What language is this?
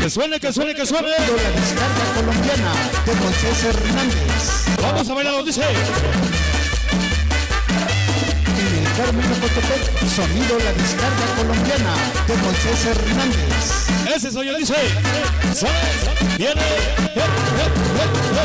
Spanish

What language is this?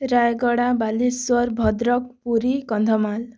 Odia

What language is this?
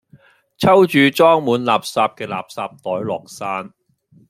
Cantonese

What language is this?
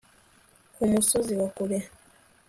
Kinyarwanda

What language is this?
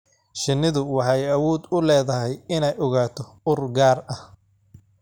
Somali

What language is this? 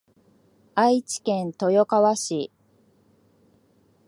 Japanese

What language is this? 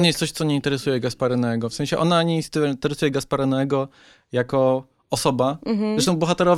Polish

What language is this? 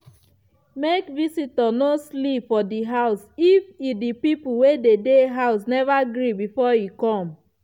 Nigerian Pidgin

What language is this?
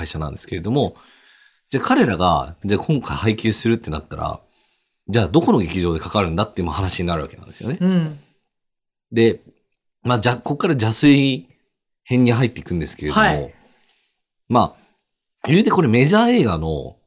Japanese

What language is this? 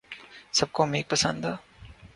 Urdu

